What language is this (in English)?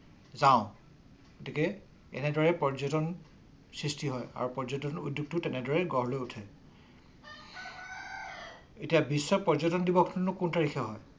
Assamese